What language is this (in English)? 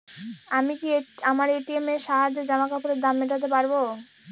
Bangla